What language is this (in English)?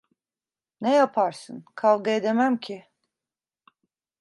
Turkish